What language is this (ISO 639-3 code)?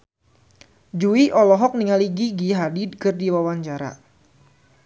sun